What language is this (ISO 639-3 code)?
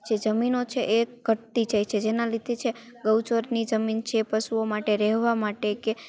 guj